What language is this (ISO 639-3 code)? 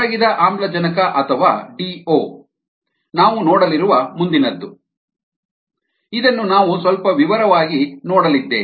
kan